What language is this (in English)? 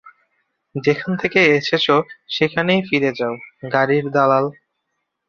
Bangla